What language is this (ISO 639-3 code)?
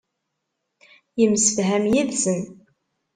kab